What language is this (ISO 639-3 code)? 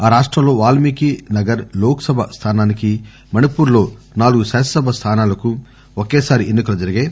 tel